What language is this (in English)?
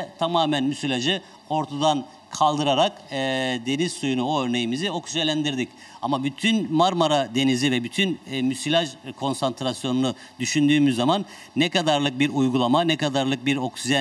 Turkish